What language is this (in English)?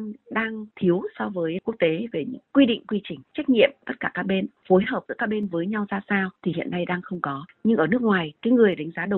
Vietnamese